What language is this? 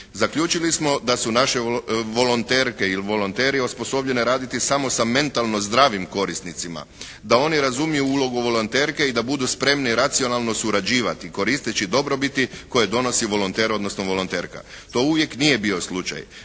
Croatian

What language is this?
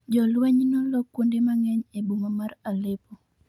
Luo (Kenya and Tanzania)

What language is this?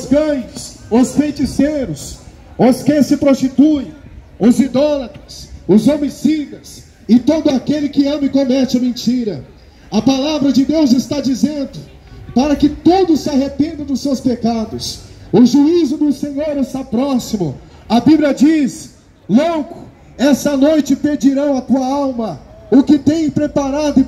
Portuguese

